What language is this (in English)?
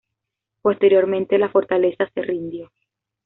Spanish